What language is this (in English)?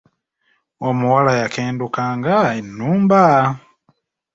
Ganda